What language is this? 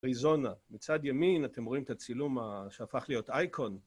Hebrew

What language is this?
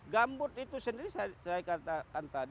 Indonesian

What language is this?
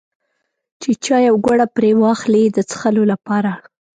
Pashto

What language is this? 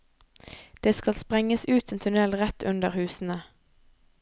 Norwegian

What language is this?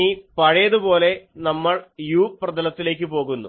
Malayalam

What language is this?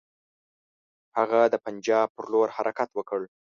Pashto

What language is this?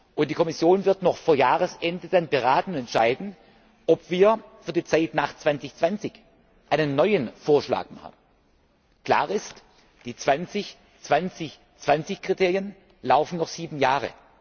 German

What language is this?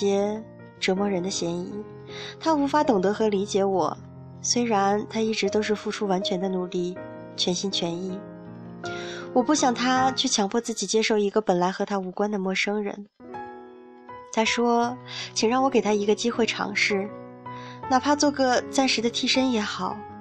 Chinese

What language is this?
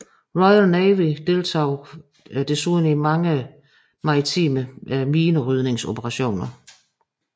Danish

